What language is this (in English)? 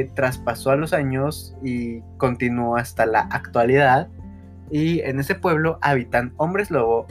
Spanish